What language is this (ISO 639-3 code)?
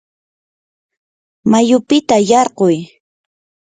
qur